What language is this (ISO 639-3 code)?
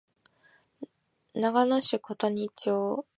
jpn